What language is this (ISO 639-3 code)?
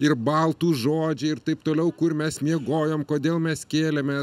lit